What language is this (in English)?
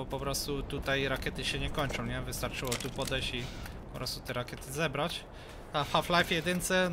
Polish